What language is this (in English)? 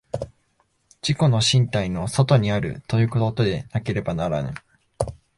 Japanese